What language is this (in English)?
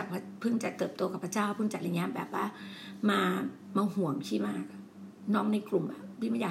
Thai